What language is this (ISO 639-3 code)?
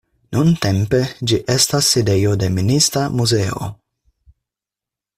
epo